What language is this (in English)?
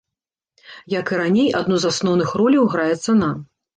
Belarusian